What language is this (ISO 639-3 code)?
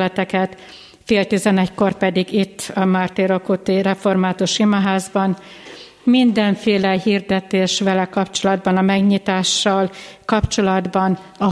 hun